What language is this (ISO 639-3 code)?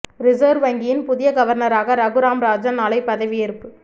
tam